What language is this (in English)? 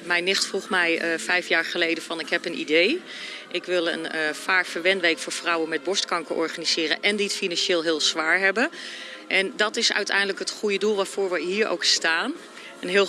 Dutch